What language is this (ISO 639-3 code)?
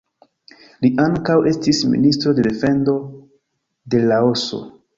epo